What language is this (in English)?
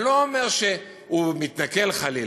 Hebrew